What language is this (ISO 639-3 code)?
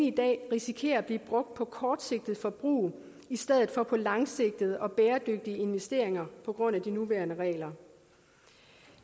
dan